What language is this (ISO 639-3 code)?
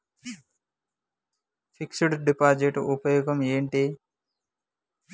tel